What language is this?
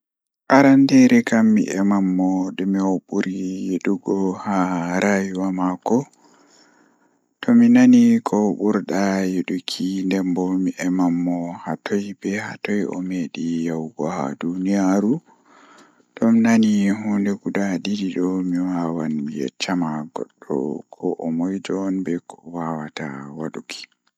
Fula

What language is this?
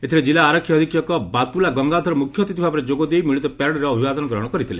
Odia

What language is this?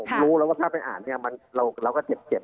Thai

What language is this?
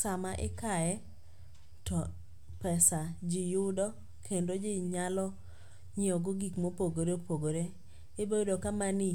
Luo (Kenya and Tanzania)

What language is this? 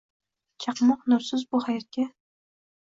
Uzbek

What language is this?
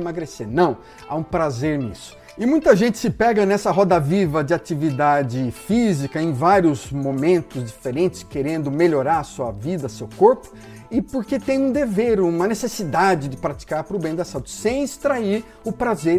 Portuguese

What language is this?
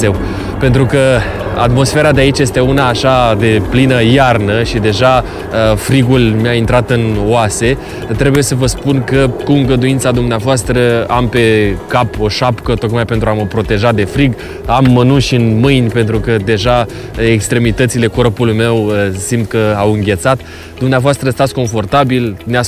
Romanian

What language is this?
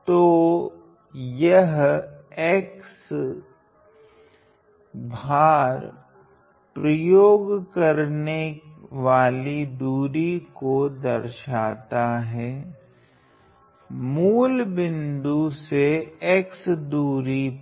Hindi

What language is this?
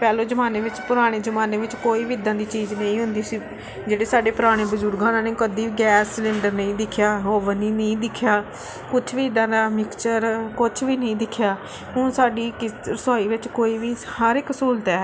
Punjabi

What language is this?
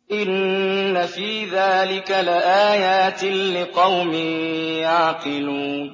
Arabic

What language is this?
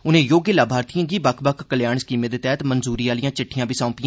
Dogri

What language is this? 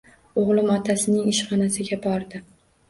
Uzbek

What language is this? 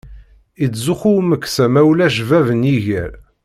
Kabyle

